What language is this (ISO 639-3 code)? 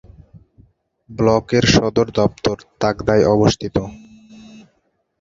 ben